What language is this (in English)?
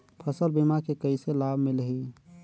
Chhattisgarhi